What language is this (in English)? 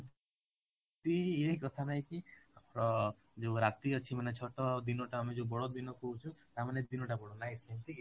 Odia